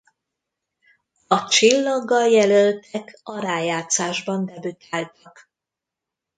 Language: Hungarian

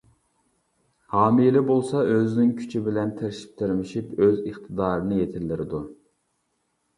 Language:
Uyghur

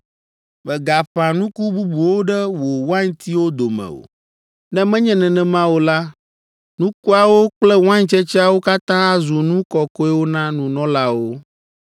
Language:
Ewe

